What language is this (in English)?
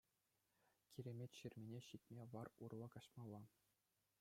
Chuvash